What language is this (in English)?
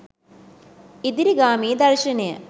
Sinhala